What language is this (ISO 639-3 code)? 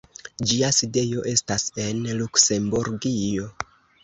epo